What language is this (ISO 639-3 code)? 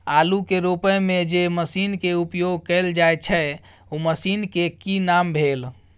mai